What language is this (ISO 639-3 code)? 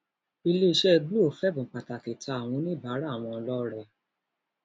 yor